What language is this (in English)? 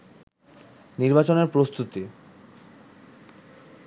Bangla